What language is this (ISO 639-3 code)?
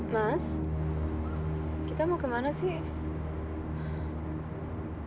ind